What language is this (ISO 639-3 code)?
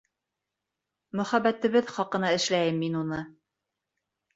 bak